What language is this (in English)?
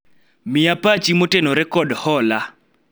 Luo (Kenya and Tanzania)